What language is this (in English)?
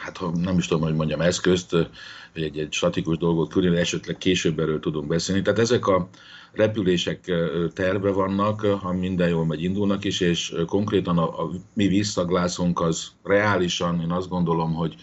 Hungarian